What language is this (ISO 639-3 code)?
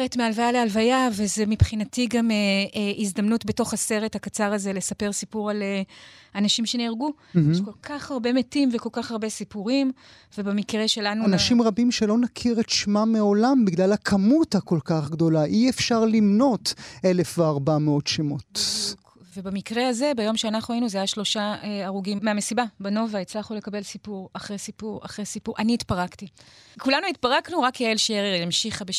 heb